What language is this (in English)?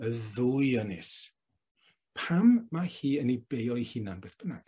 Welsh